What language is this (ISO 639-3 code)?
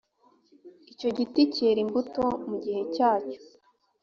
kin